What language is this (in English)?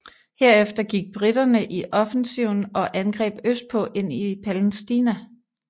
Danish